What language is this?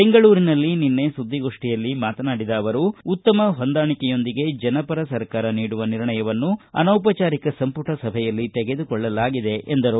Kannada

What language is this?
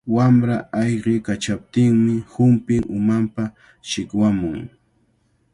Cajatambo North Lima Quechua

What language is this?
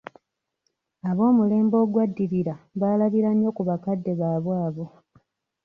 Ganda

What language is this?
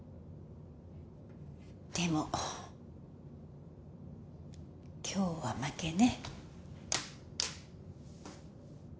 Japanese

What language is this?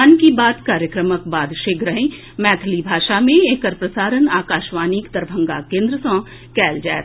Maithili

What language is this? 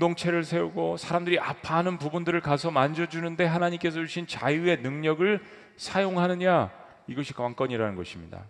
Korean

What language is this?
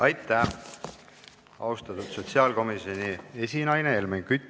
Estonian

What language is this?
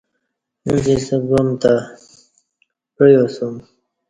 Kati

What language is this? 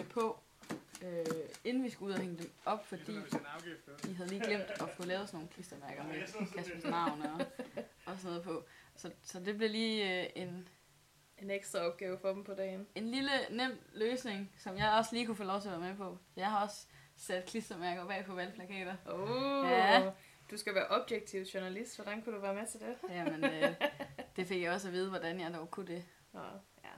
Danish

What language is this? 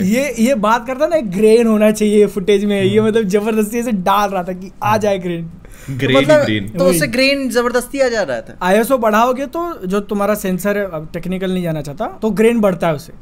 Hindi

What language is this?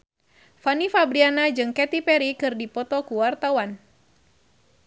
Sundanese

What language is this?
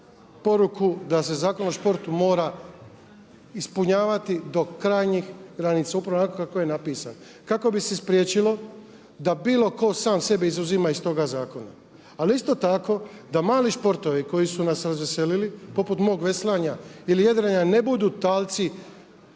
Croatian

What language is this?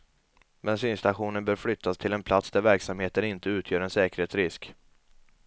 Swedish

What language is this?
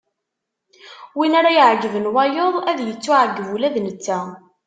Kabyle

